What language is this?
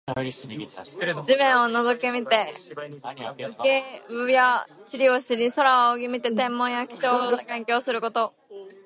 Japanese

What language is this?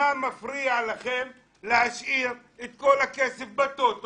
Hebrew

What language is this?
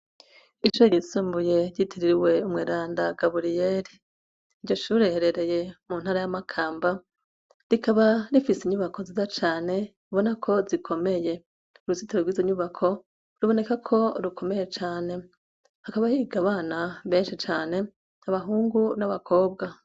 Rundi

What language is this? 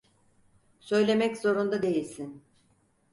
Turkish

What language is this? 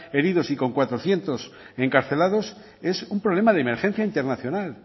Spanish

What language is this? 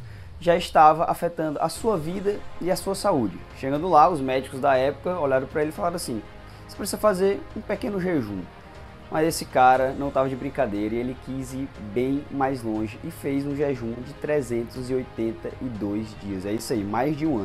Portuguese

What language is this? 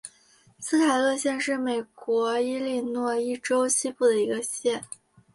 Chinese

